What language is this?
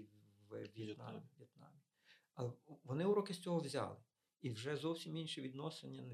Ukrainian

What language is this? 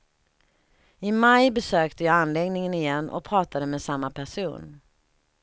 Swedish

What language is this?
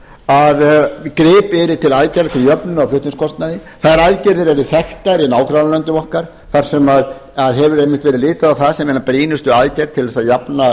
Icelandic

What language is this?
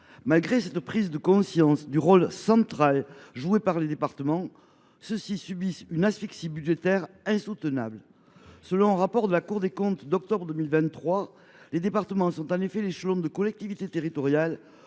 French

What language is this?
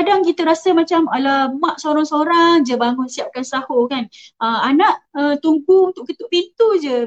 Malay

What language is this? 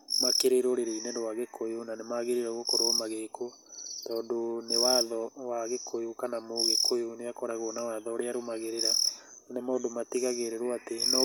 Kikuyu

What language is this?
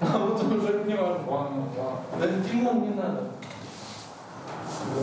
Russian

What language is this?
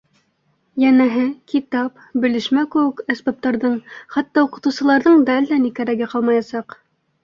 Bashkir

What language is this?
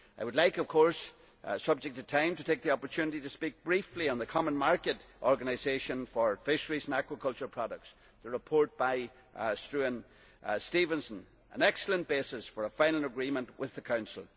English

